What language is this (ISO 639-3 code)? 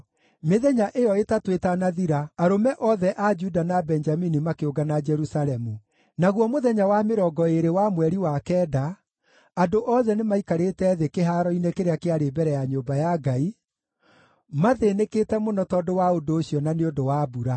kik